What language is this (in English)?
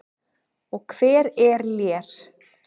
Icelandic